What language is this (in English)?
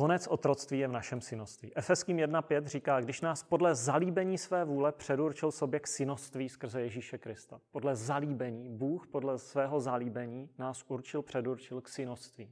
Czech